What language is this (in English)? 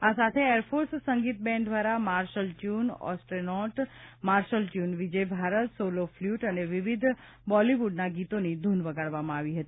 Gujarati